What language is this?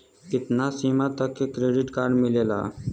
Bhojpuri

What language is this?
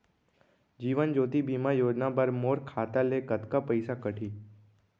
Chhattisgarhi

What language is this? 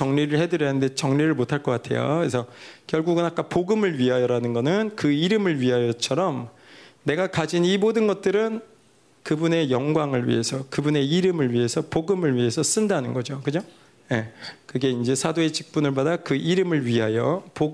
Korean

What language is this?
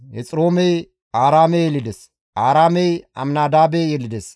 Gamo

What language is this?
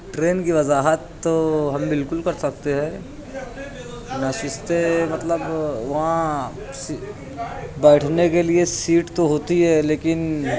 Urdu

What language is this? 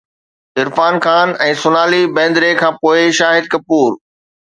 Sindhi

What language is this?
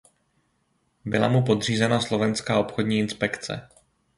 Czech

